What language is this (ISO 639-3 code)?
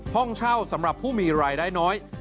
tha